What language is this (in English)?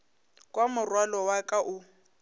Northern Sotho